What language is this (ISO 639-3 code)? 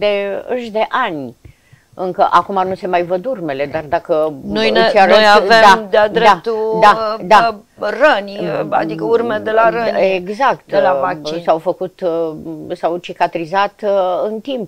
ron